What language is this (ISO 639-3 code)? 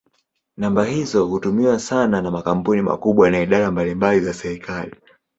swa